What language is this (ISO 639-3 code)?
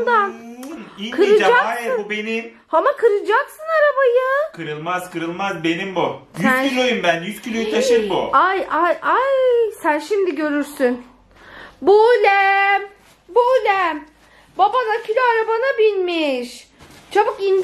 tur